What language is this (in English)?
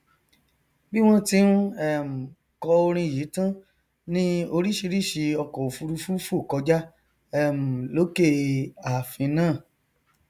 Yoruba